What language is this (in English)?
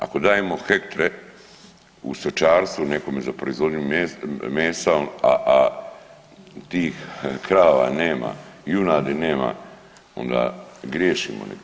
Croatian